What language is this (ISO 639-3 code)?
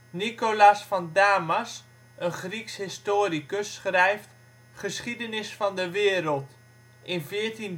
nld